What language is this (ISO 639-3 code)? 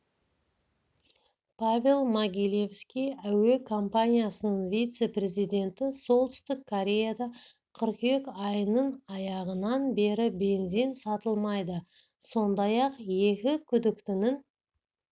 kaz